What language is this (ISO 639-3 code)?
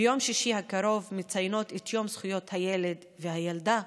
heb